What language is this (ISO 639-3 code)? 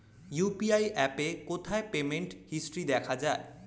ben